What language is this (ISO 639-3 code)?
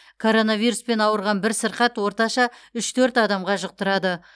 kaz